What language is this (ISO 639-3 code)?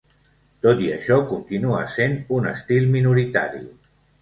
cat